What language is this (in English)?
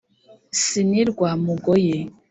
Kinyarwanda